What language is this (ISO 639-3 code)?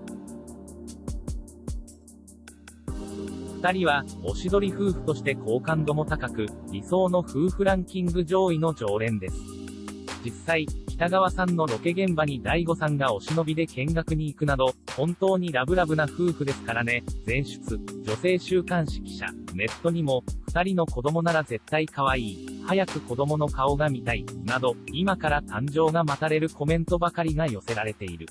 jpn